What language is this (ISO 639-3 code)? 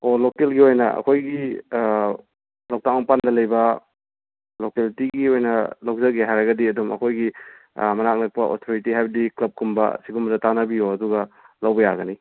mni